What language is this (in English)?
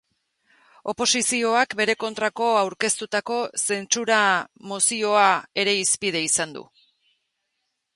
Basque